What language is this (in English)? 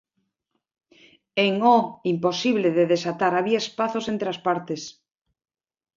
Galician